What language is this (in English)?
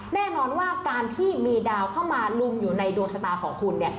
Thai